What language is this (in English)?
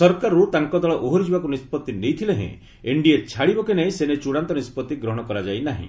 Odia